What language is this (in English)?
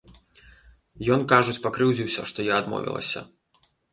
Belarusian